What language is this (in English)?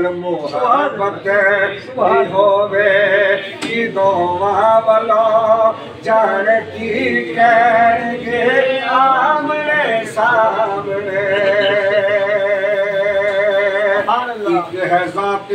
Arabic